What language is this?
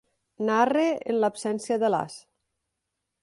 Catalan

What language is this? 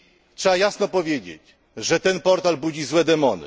Polish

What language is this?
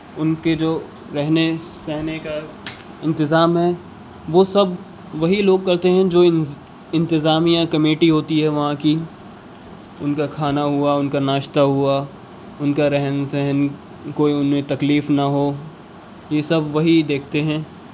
Urdu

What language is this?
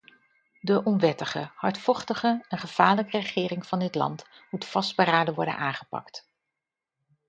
Dutch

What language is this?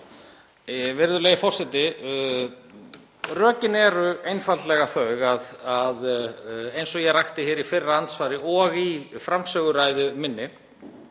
Icelandic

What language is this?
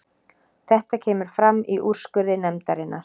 Icelandic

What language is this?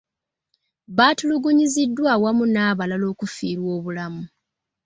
Ganda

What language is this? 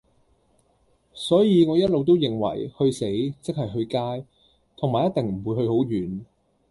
Cantonese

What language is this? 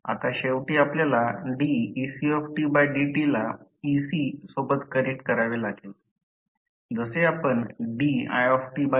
Marathi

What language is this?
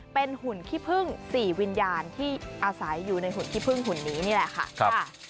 Thai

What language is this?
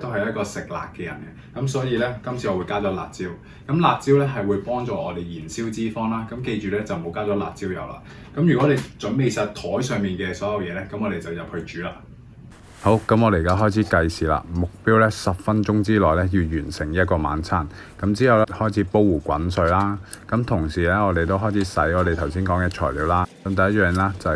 Chinese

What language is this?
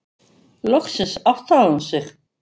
Icelandic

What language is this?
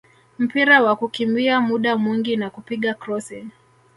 Swahili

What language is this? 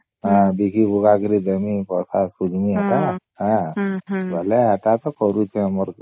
Odia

